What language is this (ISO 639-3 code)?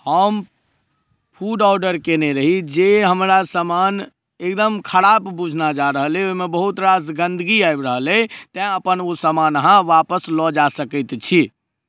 mai